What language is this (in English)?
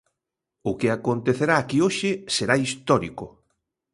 Galician